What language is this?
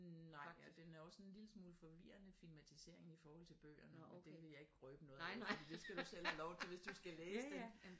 Danish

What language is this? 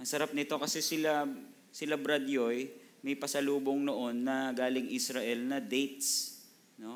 Filipino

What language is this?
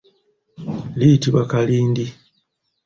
Ganda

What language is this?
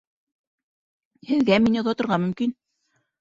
Bashkir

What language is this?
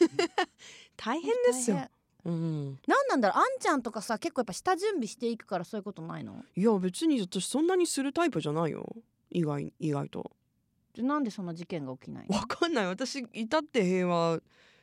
Japanese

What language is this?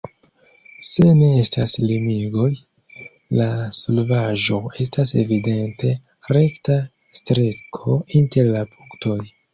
Esperanto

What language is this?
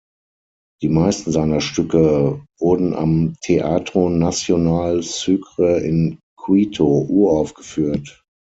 German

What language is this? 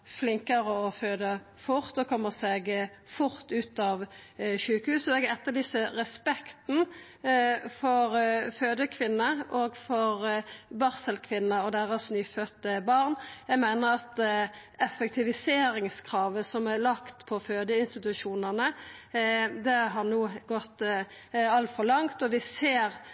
Norwegian Nynorsk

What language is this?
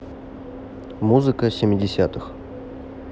Russian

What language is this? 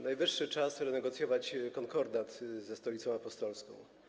Polish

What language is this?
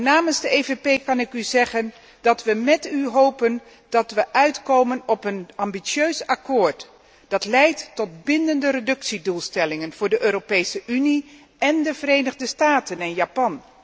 Dutch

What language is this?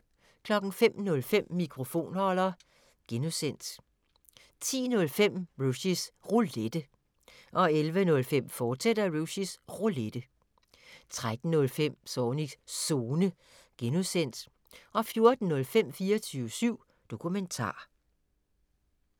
Danish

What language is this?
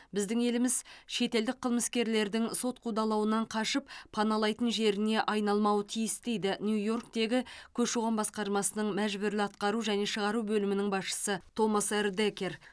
Kazakh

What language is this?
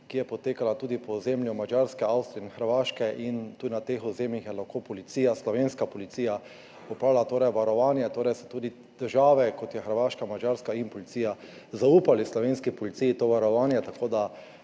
Slovenian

